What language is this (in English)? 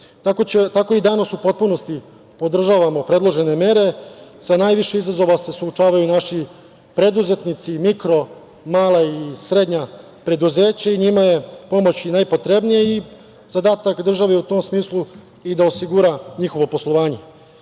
Serbian